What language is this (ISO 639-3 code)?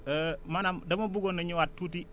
wol